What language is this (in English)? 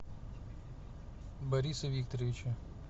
Russian